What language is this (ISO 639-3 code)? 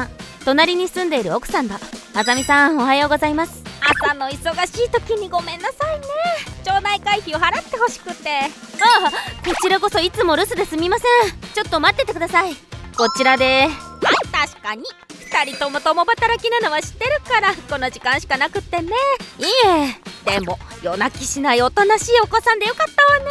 jpn